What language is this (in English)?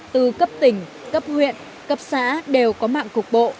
Vietnamese